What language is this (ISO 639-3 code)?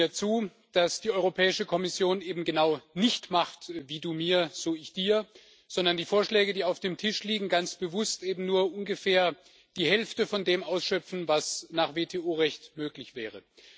deu